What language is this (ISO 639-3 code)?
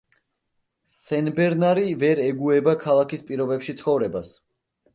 kat